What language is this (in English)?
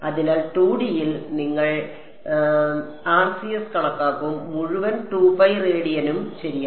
Malayalam